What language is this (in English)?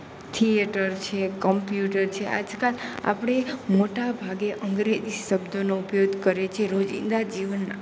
Gujarati